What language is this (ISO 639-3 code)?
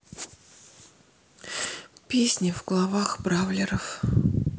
rus